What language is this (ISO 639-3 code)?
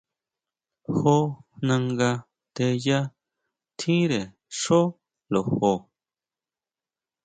mau